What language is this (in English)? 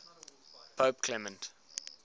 English